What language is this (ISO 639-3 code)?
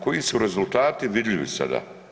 hrv